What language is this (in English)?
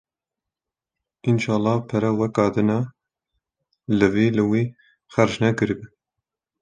Kurdish